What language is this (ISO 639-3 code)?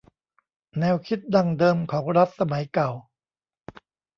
tha